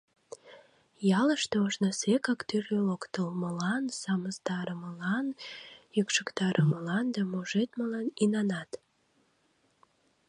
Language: Mari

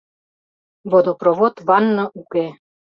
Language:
Mari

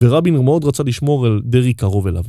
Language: Hebrew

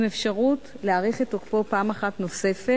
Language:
Hebrew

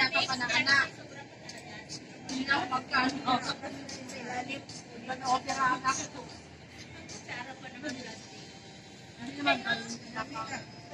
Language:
Indonesian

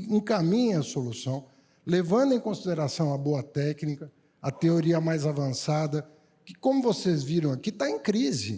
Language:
Portuguese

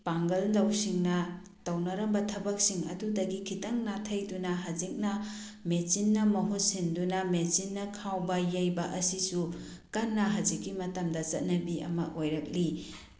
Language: Manipuri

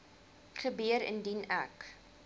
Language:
Afrikaans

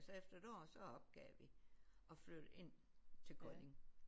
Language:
Danish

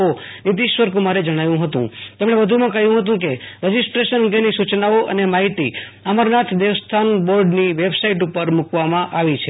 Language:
Gujarati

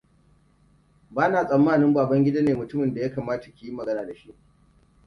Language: Hausa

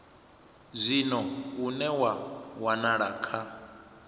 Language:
Venda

